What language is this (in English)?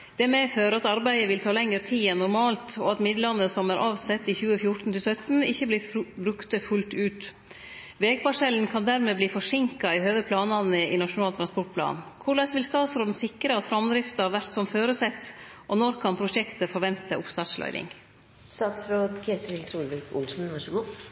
Norwegian Nynorsk